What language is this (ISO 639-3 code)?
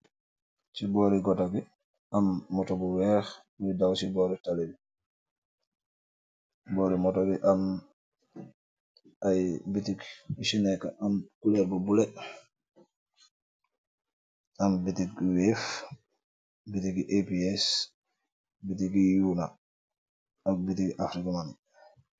wol